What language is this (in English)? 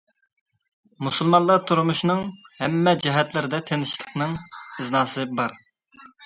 Uyghur